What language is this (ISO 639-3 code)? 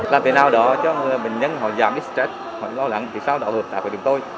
vie